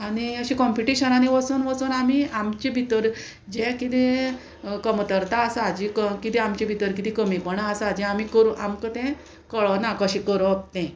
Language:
Konkani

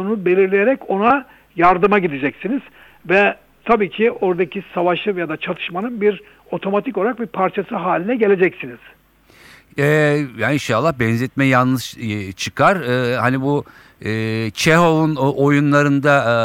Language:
Turkish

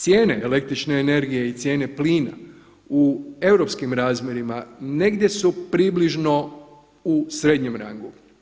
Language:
Croatian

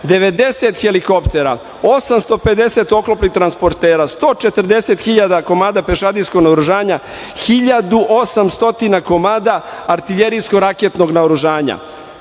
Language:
Serbian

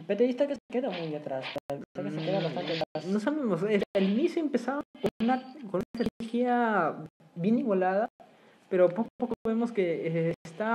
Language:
Spanish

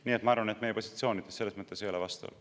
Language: Estonian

